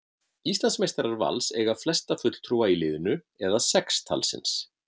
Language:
Icelandic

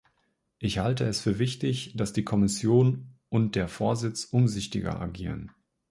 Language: German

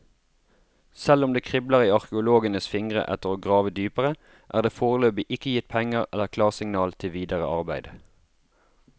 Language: Norwegian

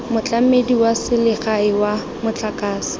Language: Tswana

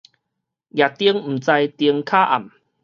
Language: Min Nan Chinese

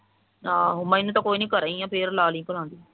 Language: Punjabi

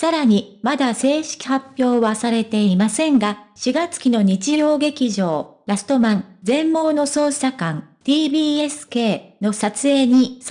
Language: Japanese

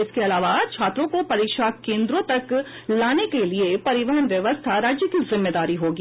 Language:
Hindi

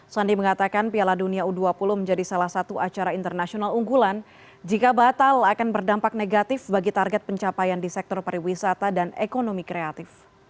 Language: Indonesian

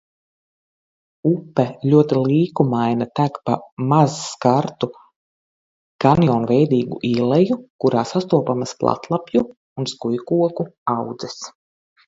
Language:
Latvian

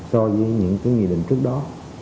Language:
Vietnamese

